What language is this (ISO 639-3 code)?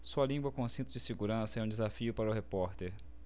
por